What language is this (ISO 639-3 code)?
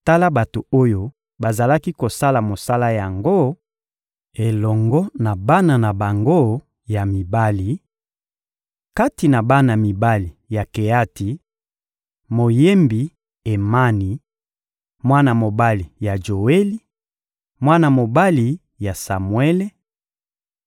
lin